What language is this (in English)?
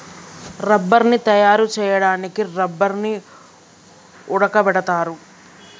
Telugu